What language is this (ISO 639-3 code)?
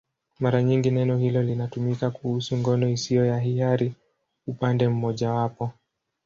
swa